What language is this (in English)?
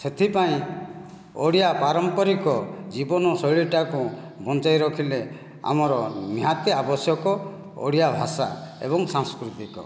Odia